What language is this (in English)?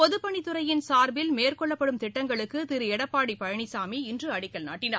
Tamil